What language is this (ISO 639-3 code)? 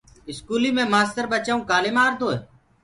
ggg